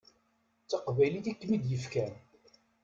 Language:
Kabyle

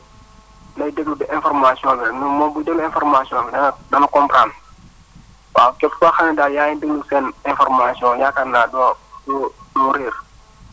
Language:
Wolof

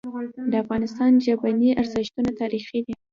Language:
Pashto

